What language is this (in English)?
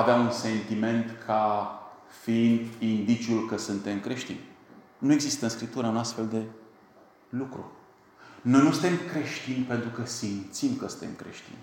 Romanian